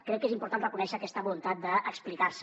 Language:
Catalan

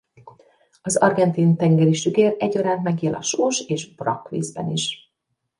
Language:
Hungarian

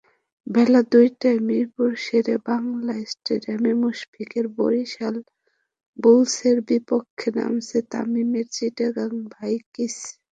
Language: Bangla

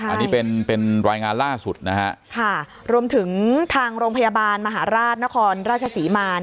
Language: Thai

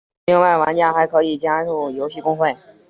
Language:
Chinese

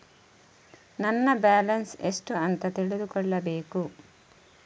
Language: Kannada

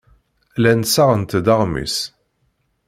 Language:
Kabyle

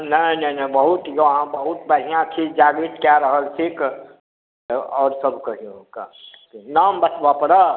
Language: Maithili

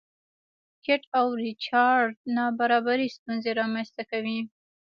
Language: Pashto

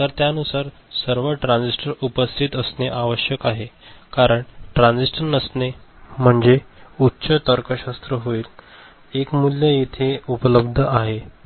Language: Marathi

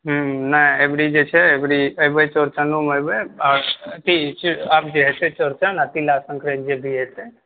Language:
Maithili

